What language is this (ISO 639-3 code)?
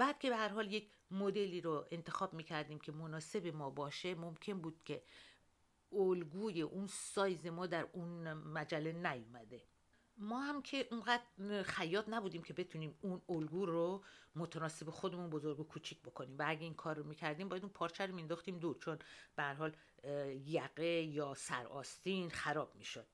fas